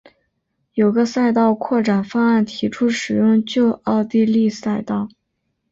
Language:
Chinese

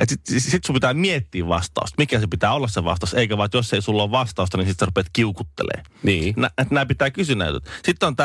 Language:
Finnish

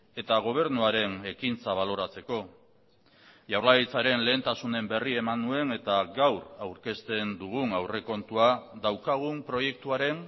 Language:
Basque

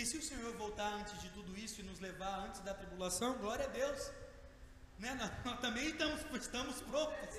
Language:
Portuguese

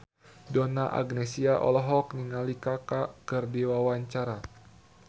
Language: Sundanese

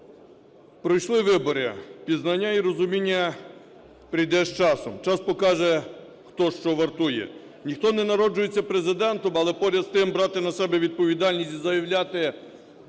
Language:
Ukrainian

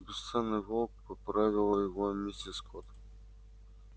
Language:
Russian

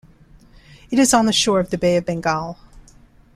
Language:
English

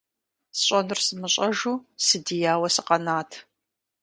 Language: Kabardian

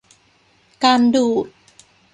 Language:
Thai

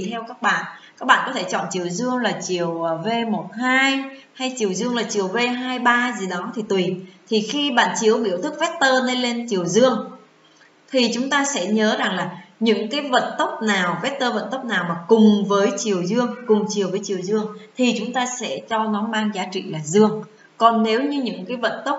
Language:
Vietnamese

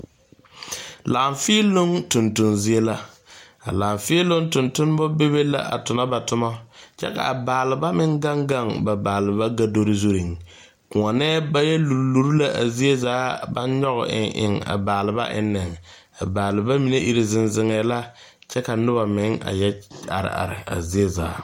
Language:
Southern Dagaare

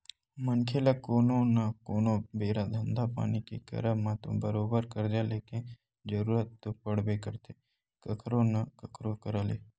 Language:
Chhattisgarhi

